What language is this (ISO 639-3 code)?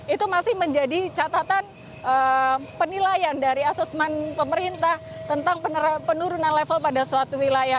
ind